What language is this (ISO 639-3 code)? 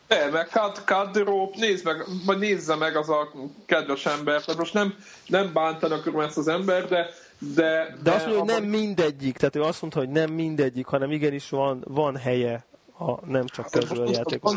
hun